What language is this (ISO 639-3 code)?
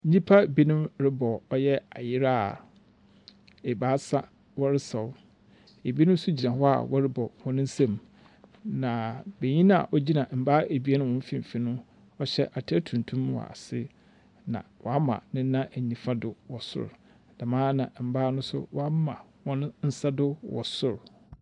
aka